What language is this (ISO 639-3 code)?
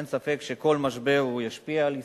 heb